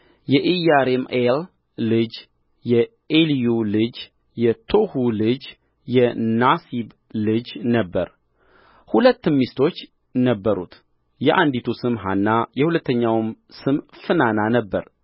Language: Amharic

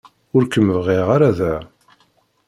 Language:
Kabyle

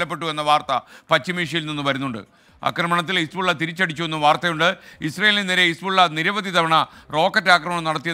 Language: Malayalam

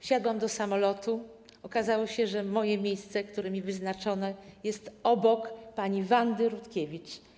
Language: Polish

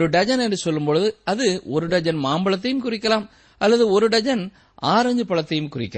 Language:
Tamil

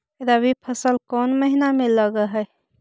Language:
Magahi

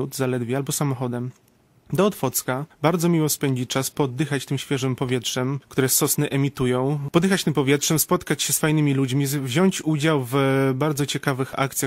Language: Polish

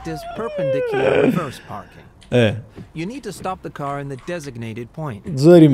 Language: Arabic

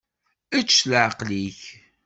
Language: Kabyle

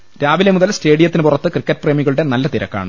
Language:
Malayalam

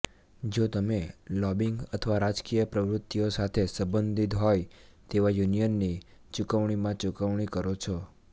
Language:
Gujarati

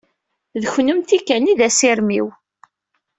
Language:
Kabyle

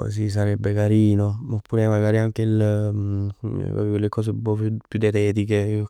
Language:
Neapolitan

